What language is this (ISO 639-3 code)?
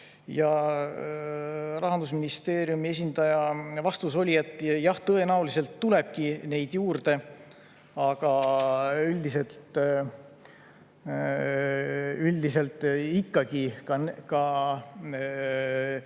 est